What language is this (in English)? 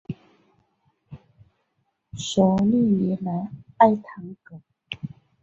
Chinese